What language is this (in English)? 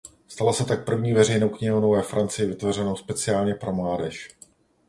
Czech